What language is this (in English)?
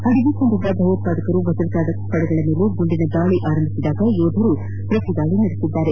Kannada